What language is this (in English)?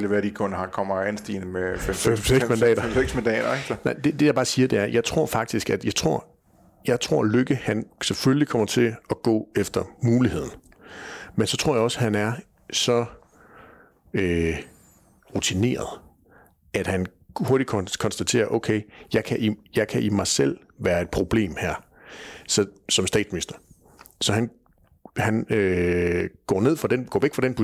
Danish